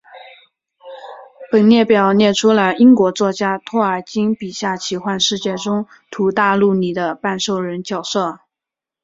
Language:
Chinese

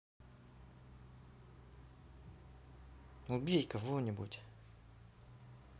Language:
Russian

